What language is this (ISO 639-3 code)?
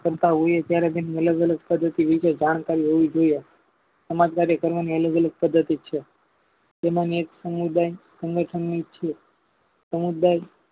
guj